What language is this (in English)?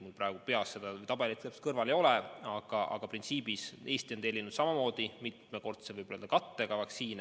Estonian